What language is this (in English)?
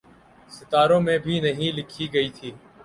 Urdu